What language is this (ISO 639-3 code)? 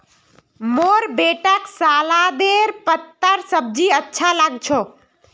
mag